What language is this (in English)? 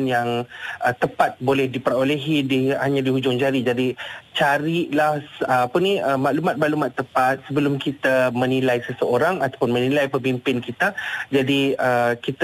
Malay